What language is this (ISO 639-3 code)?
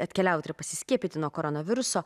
lit